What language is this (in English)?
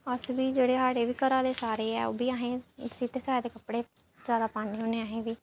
Dogri